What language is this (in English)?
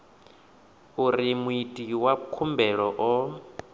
Venda